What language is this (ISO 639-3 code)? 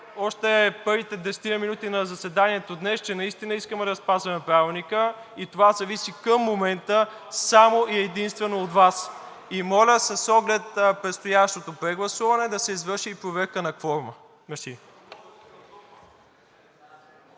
bul